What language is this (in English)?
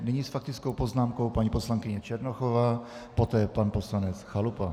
Czech